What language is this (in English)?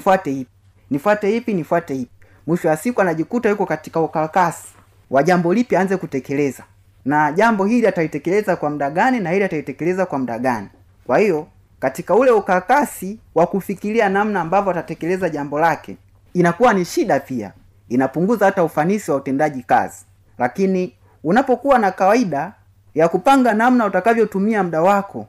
Swahili